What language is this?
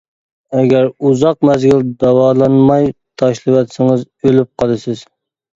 Uyghur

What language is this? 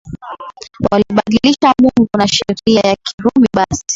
Swahili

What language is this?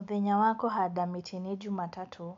Kikuyu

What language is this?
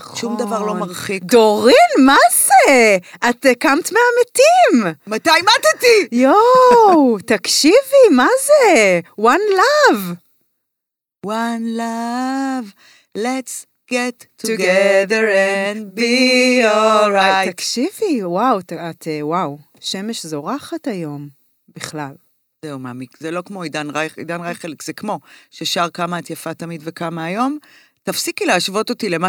Hebrew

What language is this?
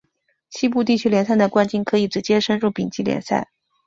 Chinese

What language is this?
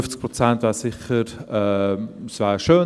Swiss German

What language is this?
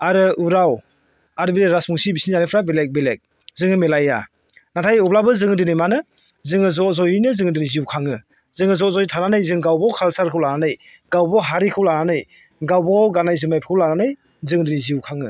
Bodo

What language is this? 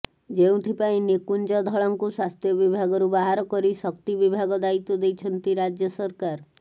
Odia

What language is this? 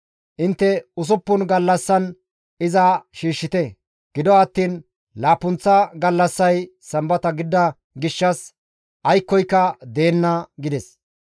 Gamo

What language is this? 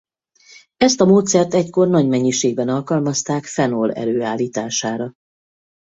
Hungarian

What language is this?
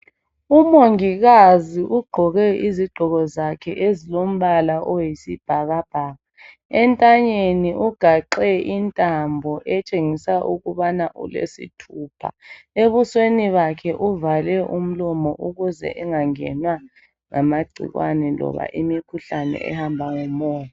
North Ndebele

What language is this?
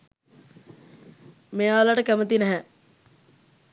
Sinhala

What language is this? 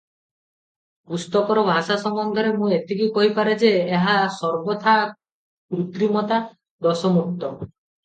Odia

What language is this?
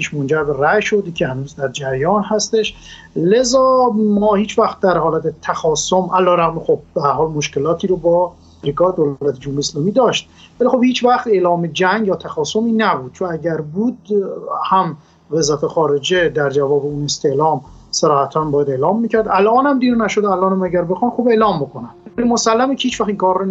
Persian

